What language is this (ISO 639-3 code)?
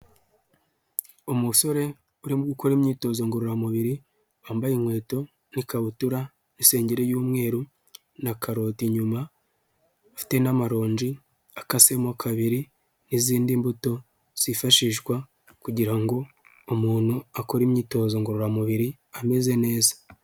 kin